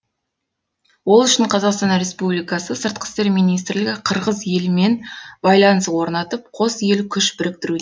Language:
Kazakh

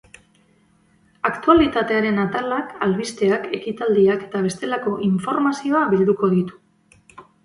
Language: Basque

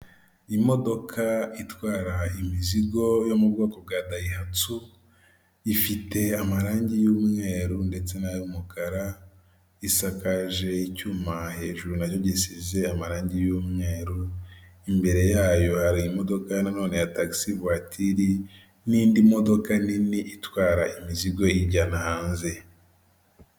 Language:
Kinyarwanda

